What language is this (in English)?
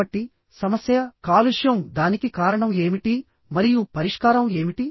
Telugu